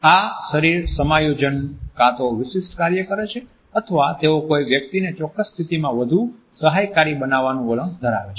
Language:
Gujarati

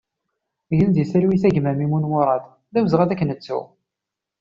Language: Kabyle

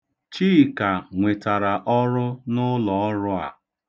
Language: Igbo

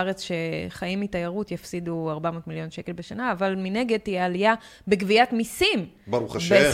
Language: Hebrew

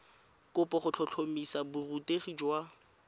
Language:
Tswana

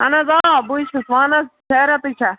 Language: Kashmiri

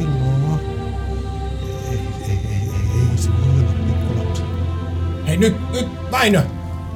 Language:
Finnish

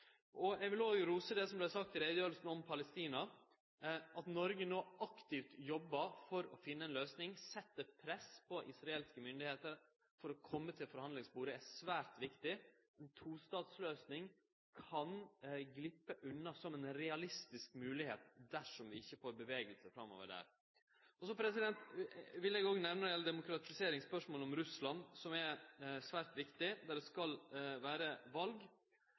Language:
Norwegian Nynorsk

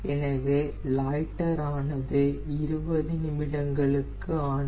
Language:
Tamil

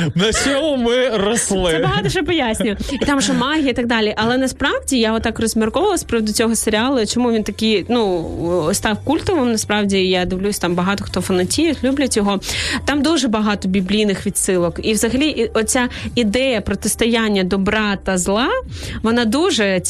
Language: Ukrainian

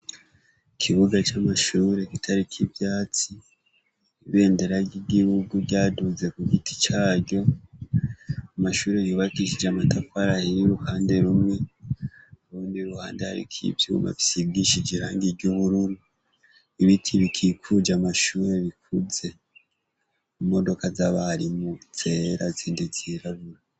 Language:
Rundi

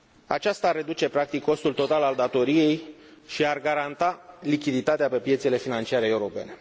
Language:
Romanian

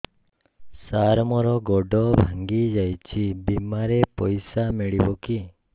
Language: Odia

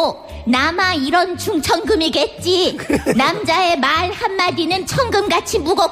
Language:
Korean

